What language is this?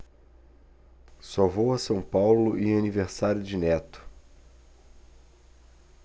Portuguese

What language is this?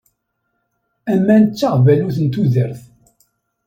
Kabyle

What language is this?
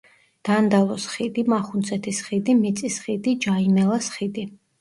Georgian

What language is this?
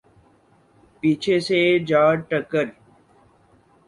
Urdu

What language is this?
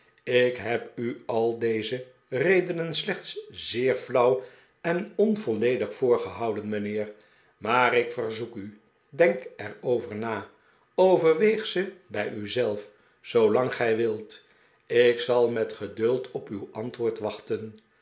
Dutch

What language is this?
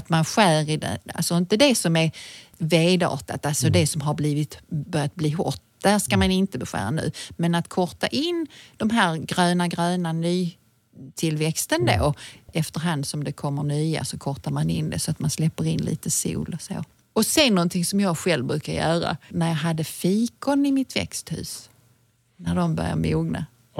Swedish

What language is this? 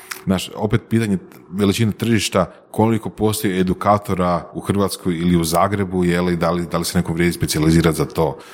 Croatian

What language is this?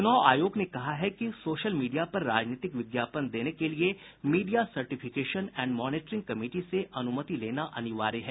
Hindi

